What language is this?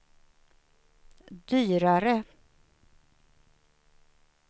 Swedish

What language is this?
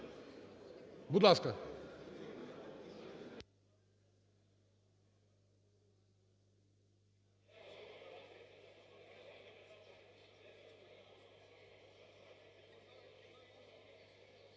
Ukrainian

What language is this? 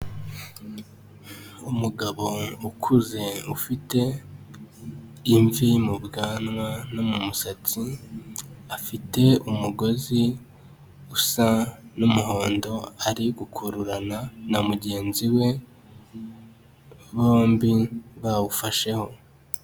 Kinyarwanda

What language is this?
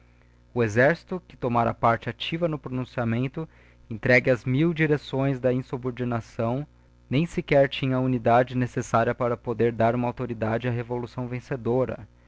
Portuguese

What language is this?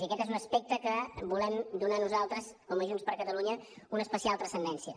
Catalan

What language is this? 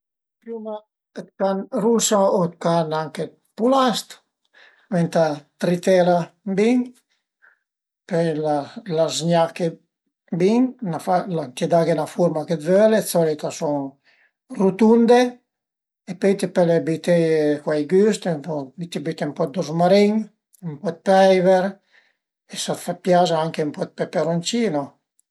Piedmontese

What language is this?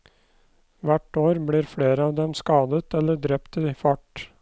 Norwegian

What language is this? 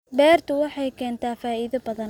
Somali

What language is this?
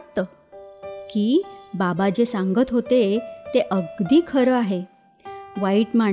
Marathi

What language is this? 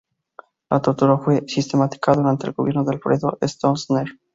Spanish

